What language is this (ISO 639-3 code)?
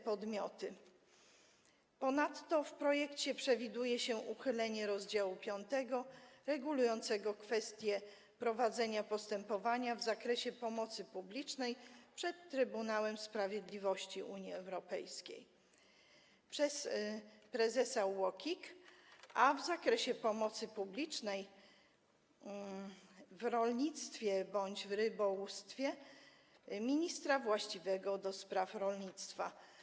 pol